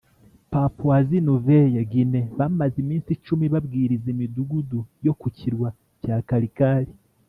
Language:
Kinyarwanda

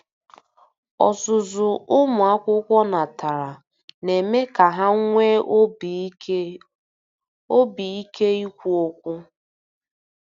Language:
Igbo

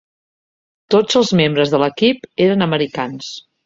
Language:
Catalan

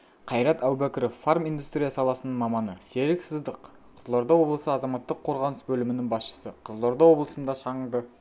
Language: Kazakh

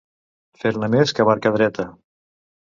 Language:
Catalan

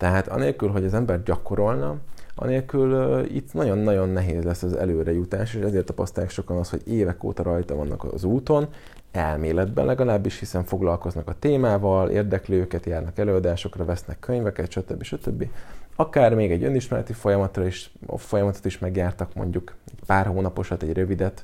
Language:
Hungarian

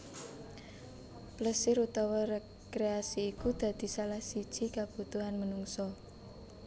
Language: Javanese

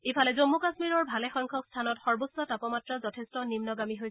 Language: Assamese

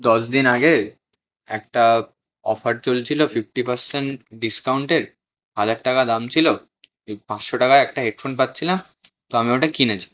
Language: Bangla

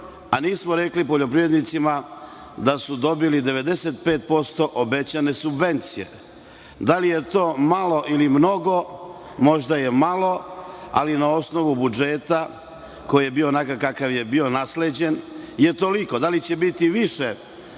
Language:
Serbian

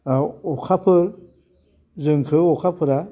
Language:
Bodo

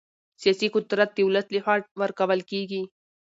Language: Pashto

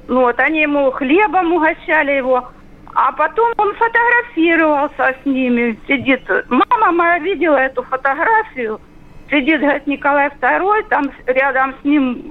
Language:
Russian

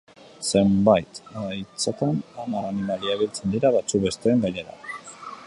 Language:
Basque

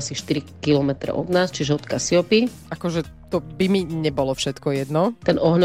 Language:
Slovak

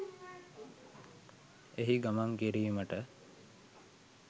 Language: Sinhala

